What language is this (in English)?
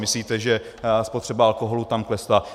Czech